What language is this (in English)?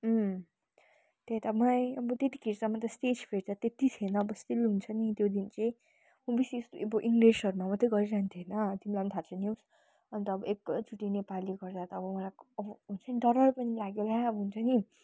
Nepali